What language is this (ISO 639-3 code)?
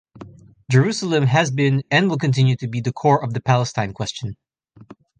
eng